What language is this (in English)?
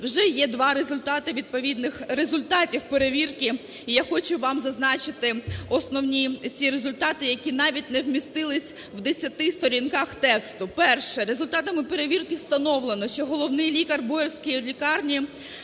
Ukrainian